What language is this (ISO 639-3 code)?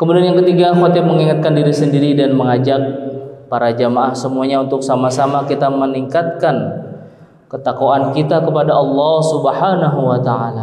ind